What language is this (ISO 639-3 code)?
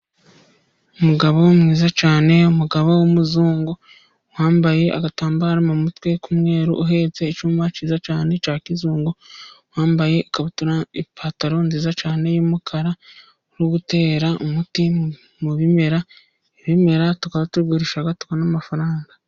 kin